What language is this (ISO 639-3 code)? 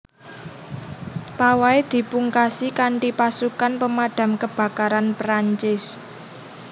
jav